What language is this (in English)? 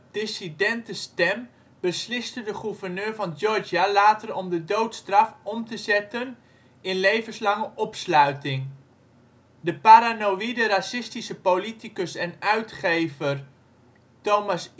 Dutch